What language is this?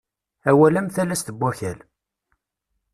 Kabyle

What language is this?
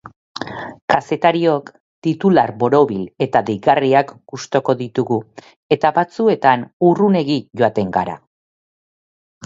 Basque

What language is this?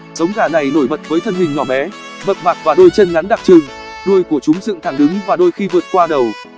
Vietnamese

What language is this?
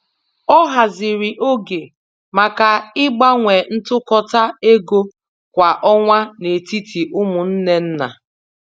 Igbo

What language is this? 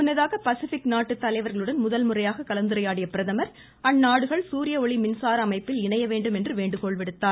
Tamil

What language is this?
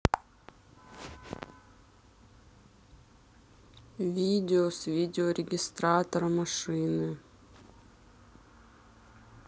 Russian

